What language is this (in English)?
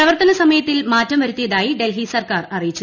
Malayalam